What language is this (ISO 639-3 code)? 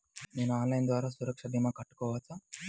tel